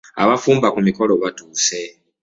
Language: Ganda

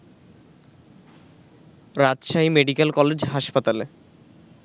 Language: Bangla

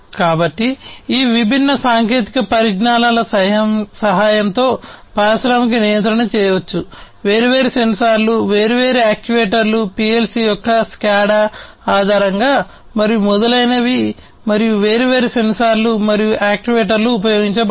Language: Telugu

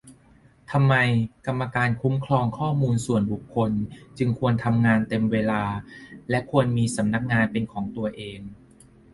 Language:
Thai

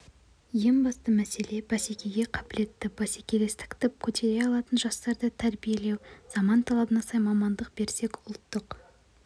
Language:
Kazakh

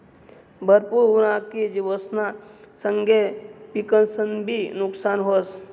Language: Marathi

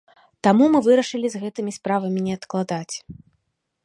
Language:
Belarusian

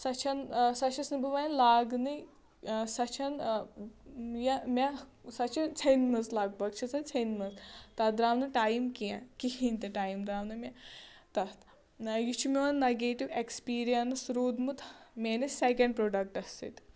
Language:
Kashmiri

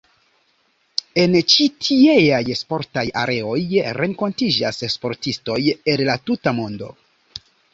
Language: Esperanto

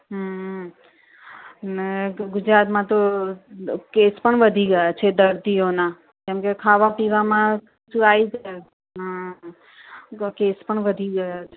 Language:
Gujarati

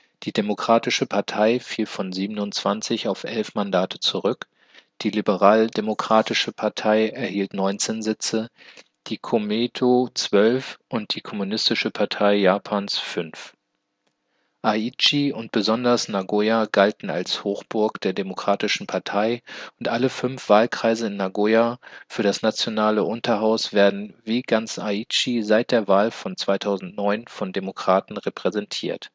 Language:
German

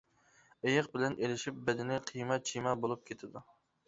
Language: Uyghur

